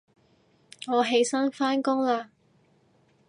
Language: Cantonese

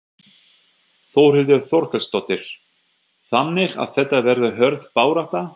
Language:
Icelandic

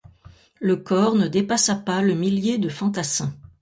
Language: French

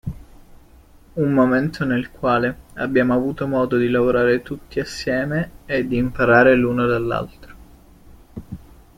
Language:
Italian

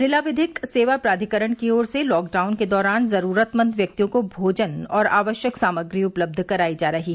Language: Hindi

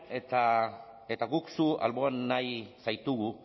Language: Basque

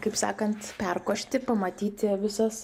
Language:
Lithuanian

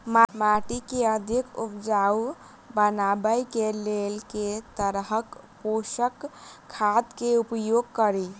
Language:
Maithili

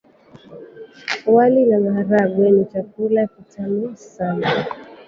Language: Swahili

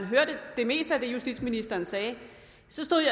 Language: Danish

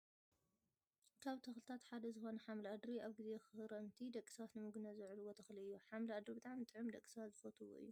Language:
Tigrinya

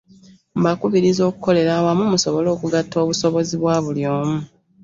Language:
Ganda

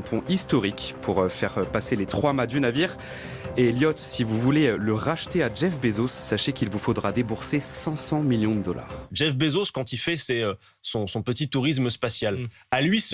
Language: French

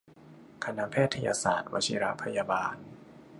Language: Thai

